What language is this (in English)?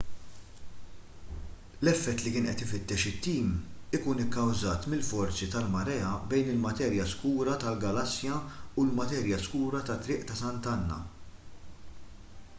Maltese